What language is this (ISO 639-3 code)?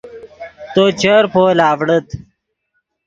ydg